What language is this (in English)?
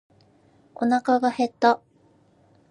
Japanese